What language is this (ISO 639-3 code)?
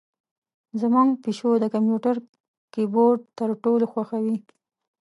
pus